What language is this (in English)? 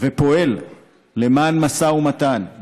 Hebrew